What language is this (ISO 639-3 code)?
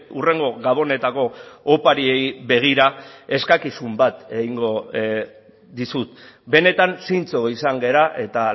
eus